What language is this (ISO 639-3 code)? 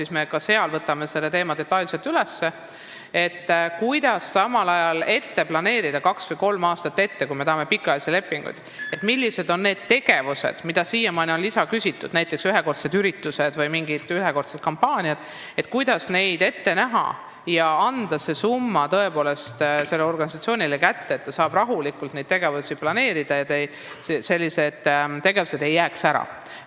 est